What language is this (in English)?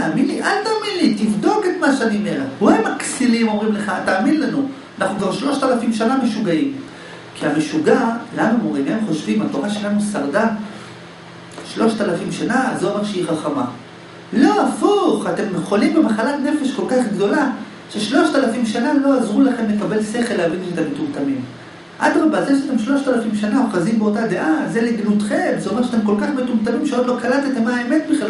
Hebrew